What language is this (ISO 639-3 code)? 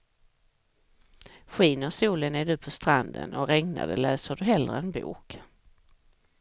swe